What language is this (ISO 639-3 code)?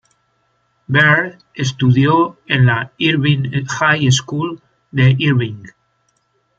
spa